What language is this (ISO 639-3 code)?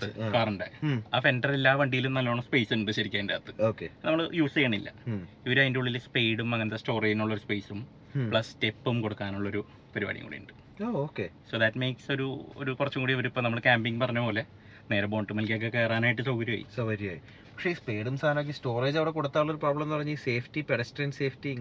mal